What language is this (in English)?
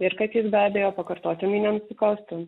Lithuanian